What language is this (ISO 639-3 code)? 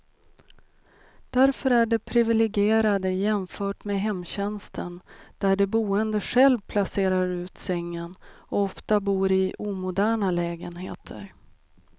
swe